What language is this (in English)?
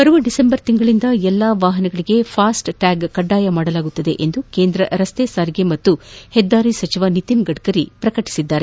Kannada